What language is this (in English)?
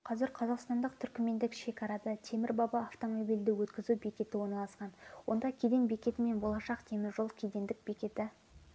Kazakh